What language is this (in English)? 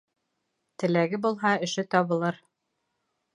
Bashkir